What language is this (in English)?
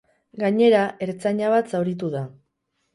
Basque